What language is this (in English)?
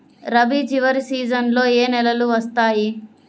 Telugu